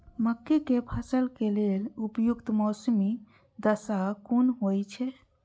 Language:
Maithili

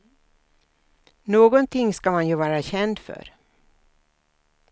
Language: Swedish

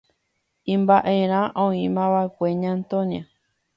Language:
Guarani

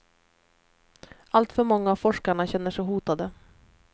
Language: Swedish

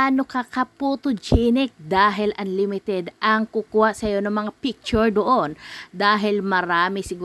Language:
Filipino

